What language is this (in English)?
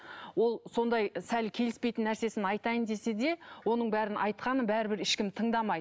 Kazakh